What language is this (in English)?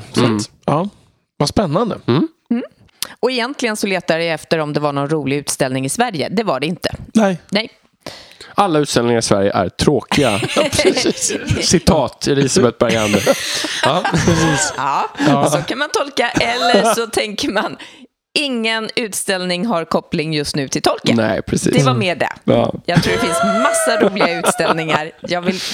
Swedish